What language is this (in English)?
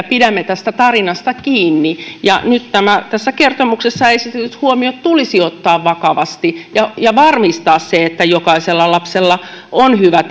Finnish